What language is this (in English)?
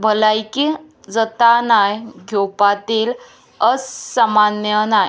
Konkani